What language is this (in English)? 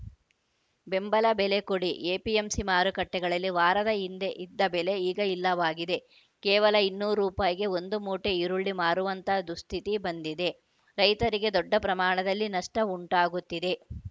Kannada